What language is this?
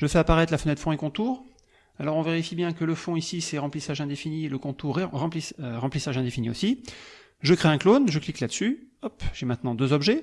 French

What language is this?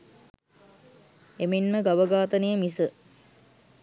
Sinhala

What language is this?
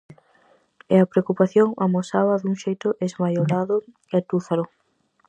Galician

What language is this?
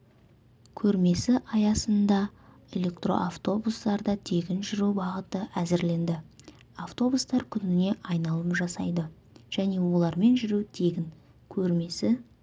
Kazakh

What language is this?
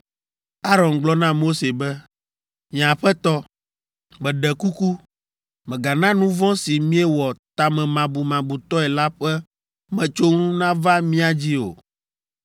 Ewe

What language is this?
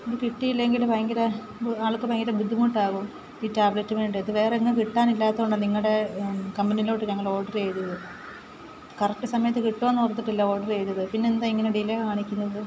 Malayalam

